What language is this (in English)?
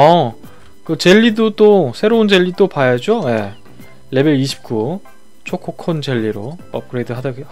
Korean